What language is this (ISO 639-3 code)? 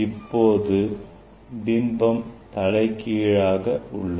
tam